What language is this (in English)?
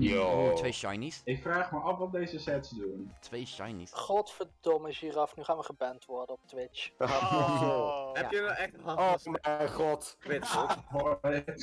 Dutch